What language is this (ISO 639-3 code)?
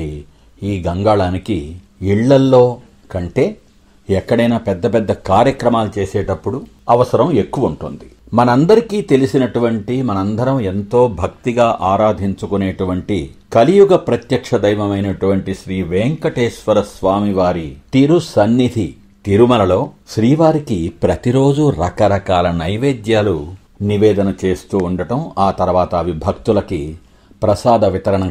tel